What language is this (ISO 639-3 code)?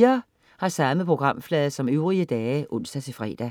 dan